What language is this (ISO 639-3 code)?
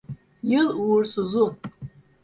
tur